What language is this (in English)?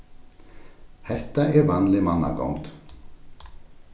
Faroese